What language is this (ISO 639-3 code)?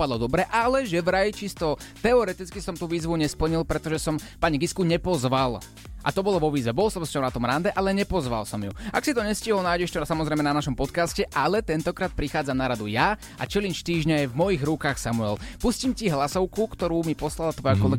slk